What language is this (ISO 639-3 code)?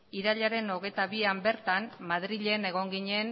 eus